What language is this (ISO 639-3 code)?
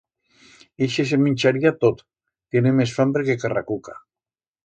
arg